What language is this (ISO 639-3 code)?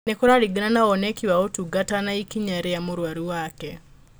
kik